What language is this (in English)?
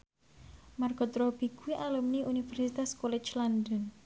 Javanese